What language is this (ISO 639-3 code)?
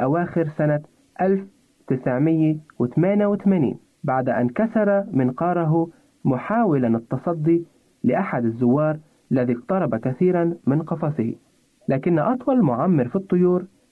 ara